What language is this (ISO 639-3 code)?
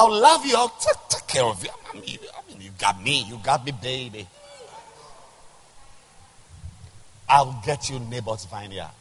eng